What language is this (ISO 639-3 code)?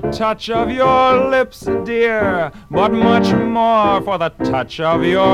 ell